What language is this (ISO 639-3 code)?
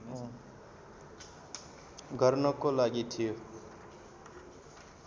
nep